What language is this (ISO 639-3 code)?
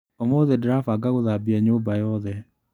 kik